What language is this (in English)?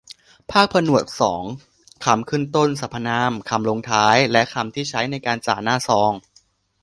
Thai